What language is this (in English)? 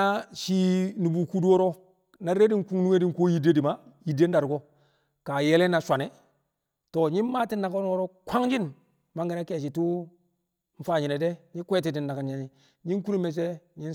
Kamo